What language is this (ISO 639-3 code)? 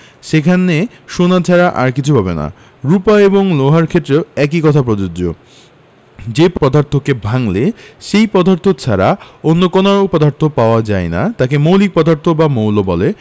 ben